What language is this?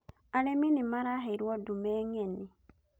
Kikuyu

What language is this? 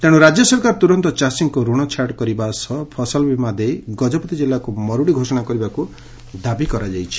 Odia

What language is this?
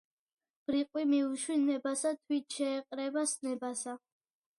Georgian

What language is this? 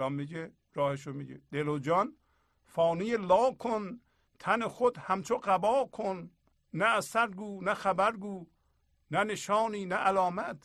Persian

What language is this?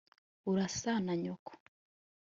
Kinyarwanda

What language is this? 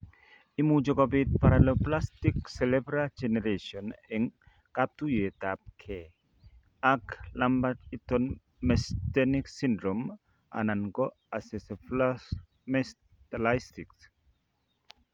Kalenjin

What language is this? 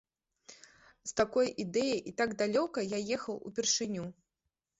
Belarusian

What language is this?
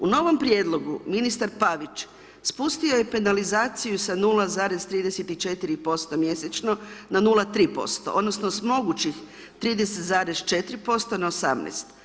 Croatian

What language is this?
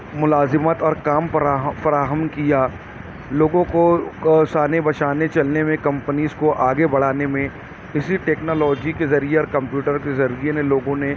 Urdu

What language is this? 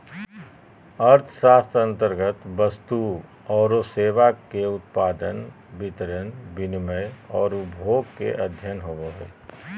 Magahi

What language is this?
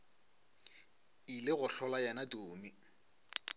Northern Sotho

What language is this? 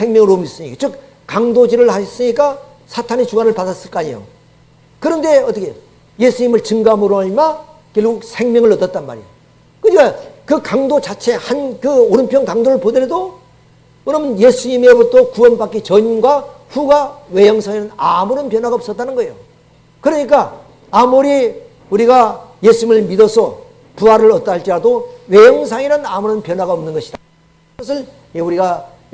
Korean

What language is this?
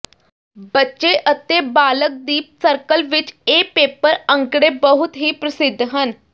Punjabi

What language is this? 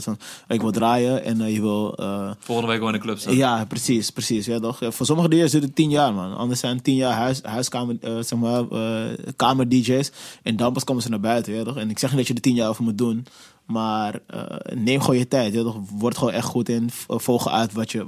Dutch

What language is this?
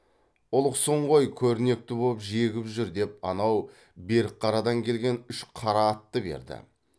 Kazakh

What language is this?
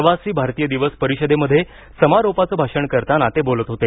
Marathi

